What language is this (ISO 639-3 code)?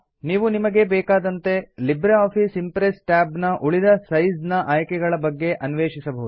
kan